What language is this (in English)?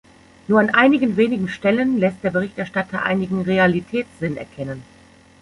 German